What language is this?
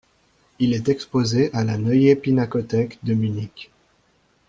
French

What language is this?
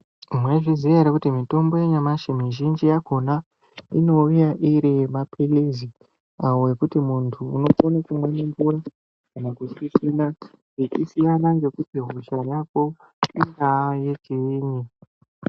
Ndau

